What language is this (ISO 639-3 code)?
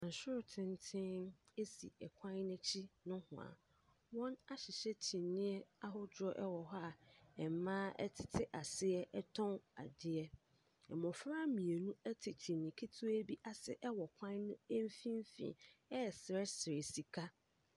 aka